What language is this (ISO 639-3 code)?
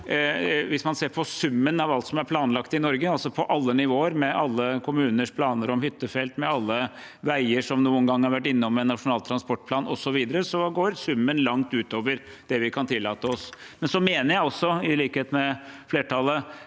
nor